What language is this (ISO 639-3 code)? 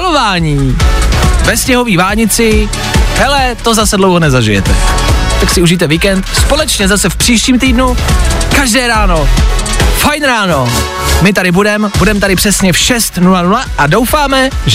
ces